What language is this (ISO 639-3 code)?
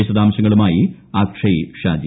mal